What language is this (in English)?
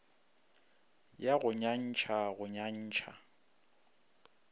Northern Sotho